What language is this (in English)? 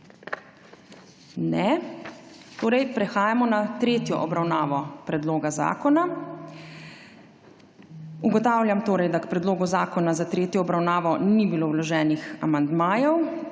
Slovenian